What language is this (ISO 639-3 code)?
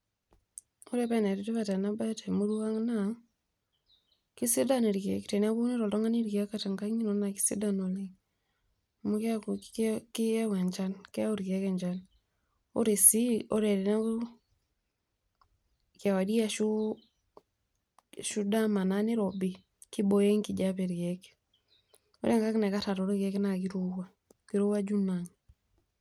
mas